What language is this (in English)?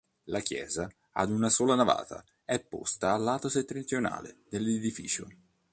Italian